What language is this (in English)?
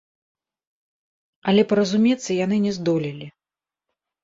Belarusian